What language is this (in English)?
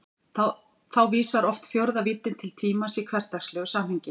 Icelandic